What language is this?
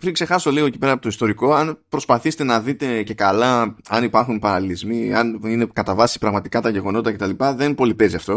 Greek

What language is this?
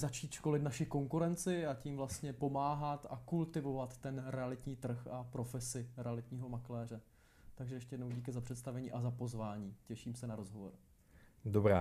Czech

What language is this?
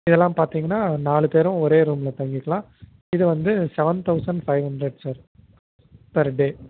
Tamil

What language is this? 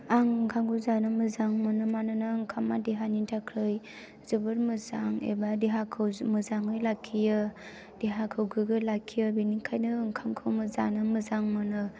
Bodo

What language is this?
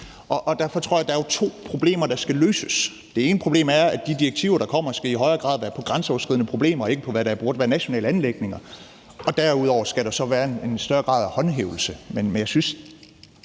Danish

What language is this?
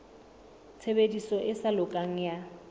Southern Sotho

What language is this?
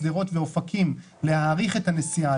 Hebrew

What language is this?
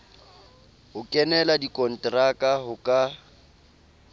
Southern Sotho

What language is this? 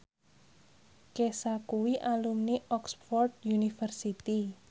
Javanese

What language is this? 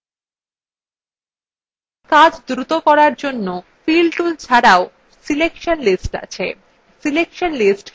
Bangla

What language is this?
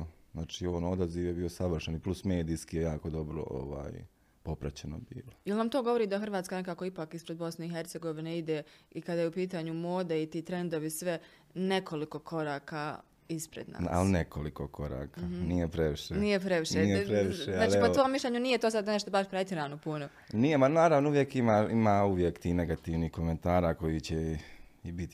Croatian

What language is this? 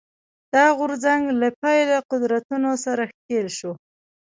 Pashto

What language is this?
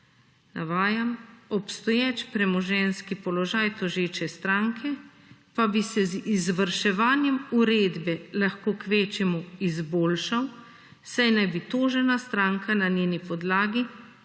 Slovenian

